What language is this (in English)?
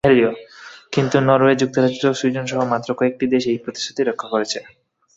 Bangla